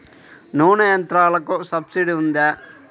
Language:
Telugu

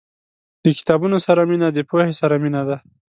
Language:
Pashto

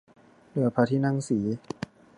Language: Thai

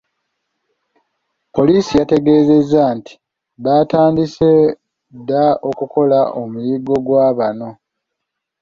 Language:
Ganda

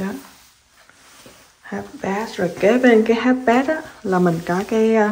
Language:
Vietnamese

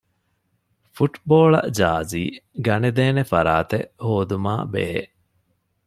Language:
Divehi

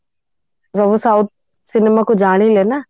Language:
Odia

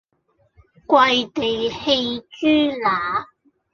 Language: Cantonese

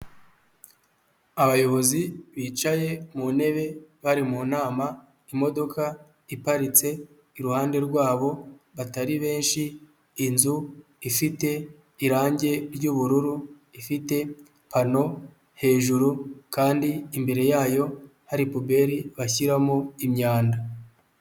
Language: Kinyarwanda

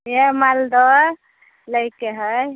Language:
Maithili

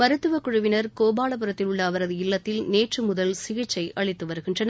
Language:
Tamil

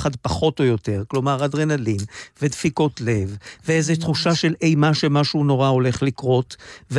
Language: Hebrew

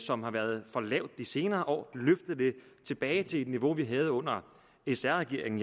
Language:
Danish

